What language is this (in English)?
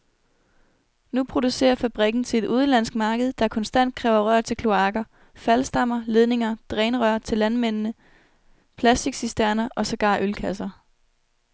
Danish